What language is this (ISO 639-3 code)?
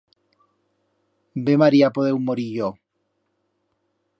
arg